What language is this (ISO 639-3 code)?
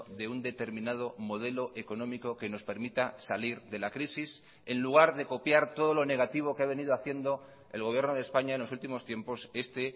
spa